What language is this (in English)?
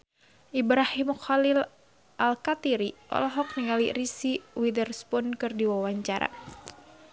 Sundanese